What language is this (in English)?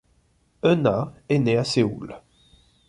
French